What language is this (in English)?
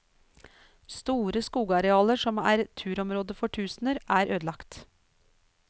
Norwegian